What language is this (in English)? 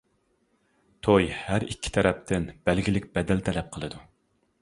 Uyghur